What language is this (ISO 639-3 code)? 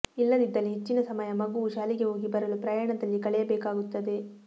kan